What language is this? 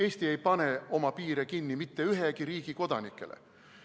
Estonian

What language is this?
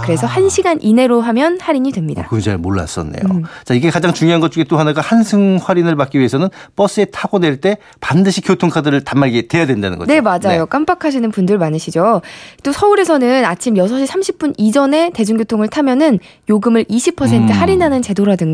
Korean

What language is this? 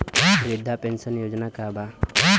Bhojpuri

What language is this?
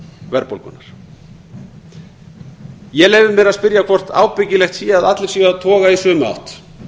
Icelandic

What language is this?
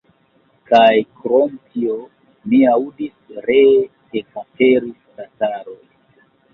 Esperanto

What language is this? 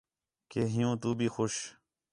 Khetrani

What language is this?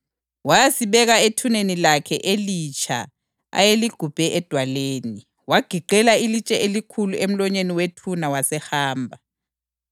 North Ndebele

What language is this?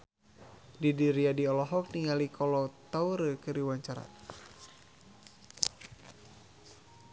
Sundanese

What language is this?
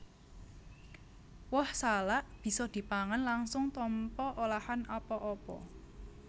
Javanese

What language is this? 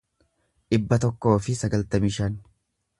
Oromo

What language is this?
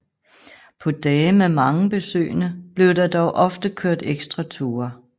Danish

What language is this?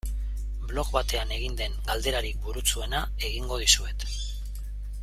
Basque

